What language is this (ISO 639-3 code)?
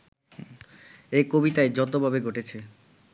ben